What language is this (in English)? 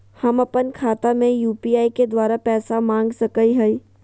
Magahi